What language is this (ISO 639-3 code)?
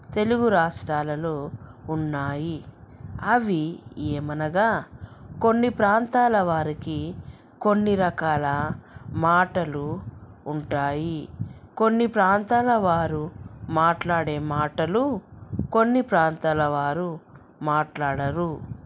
tel